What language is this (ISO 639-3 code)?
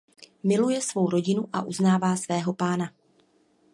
ces